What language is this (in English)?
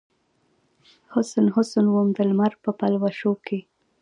Pashto